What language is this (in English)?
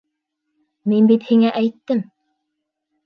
Bashkir